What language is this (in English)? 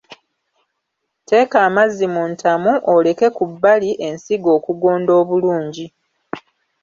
Ganda